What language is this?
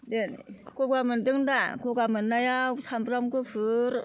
Bodo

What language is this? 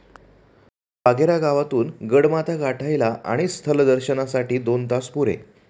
Marathi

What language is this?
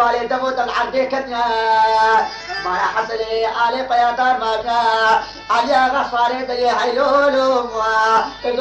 Arabic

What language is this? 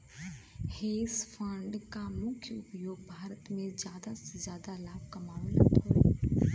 Bhojpuri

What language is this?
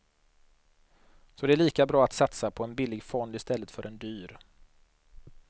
Swedish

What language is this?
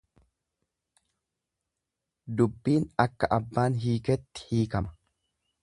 Oromo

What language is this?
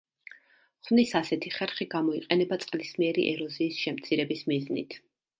Georgian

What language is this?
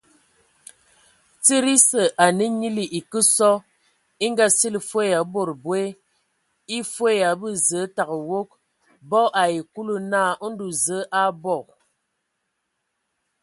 Ewondo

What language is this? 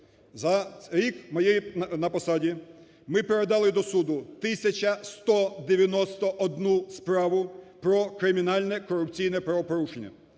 Ukrainian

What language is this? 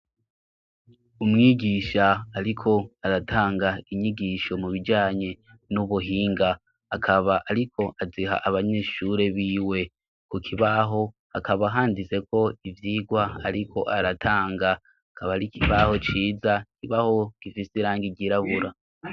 Rundi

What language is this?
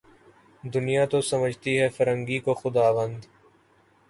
Urdu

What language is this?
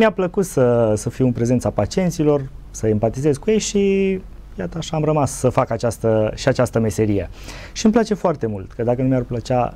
Romanian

